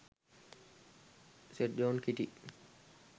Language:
Sinhala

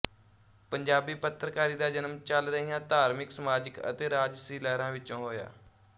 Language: Punjabi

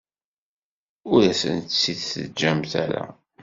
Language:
Kabyle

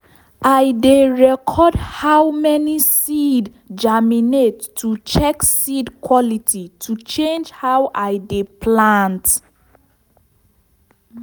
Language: Nigerian Pidgin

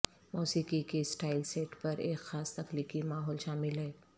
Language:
Urdu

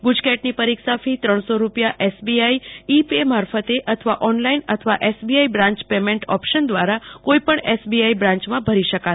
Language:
Gujarati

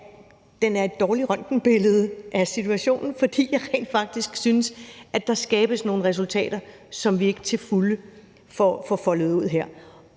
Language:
Danish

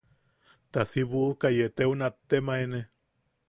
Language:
Yaqui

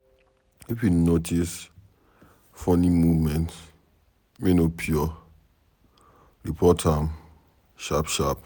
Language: Nigerian Pidgin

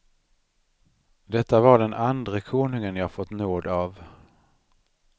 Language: Swedish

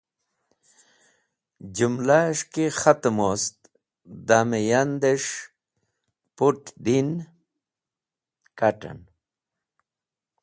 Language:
Wakhi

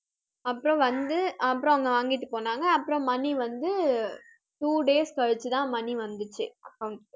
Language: Tamil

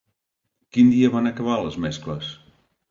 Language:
Catalan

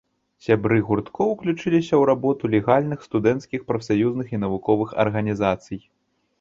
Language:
Belarusian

